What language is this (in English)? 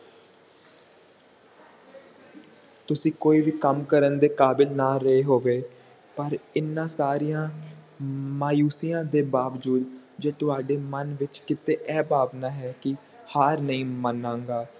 Punjabi